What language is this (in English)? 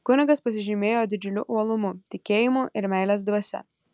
Lithuanian